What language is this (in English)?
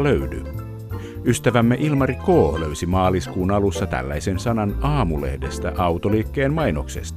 Finnish